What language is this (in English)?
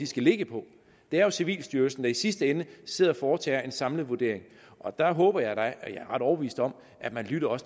Danish